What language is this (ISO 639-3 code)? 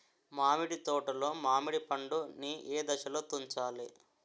tel